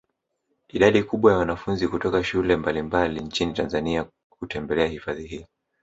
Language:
Swahili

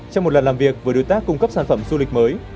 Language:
Vietnamese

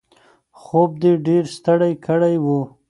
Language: Pashto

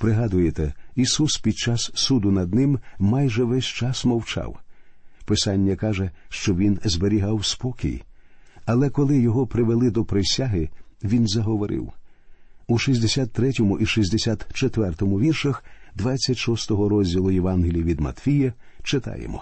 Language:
Ukrainian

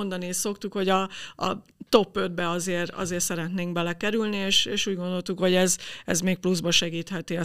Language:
Hungarian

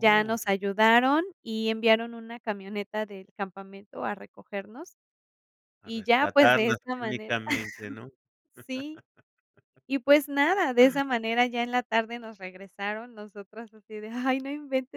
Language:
Spanish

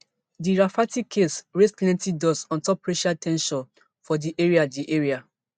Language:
Nigerian Pidgin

